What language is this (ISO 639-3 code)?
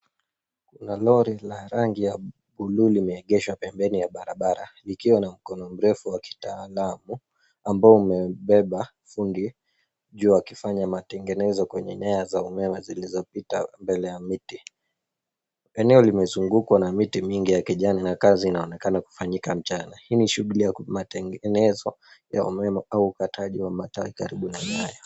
swa